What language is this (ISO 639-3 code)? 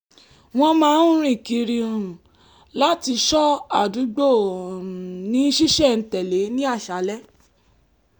yor